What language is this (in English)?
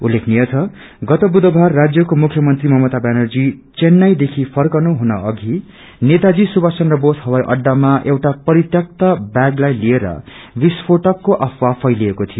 Nepali